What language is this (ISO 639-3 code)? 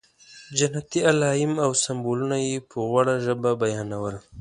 pus